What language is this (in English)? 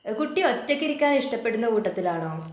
Malayalam